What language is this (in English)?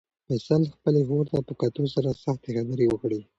Pashto